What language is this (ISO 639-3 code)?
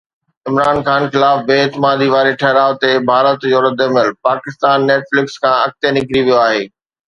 snd